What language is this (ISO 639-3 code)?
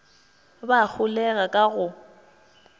nso